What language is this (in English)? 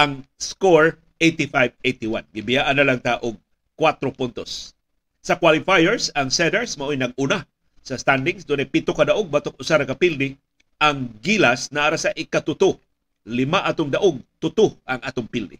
Filipino